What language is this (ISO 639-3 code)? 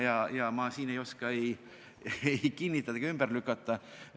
est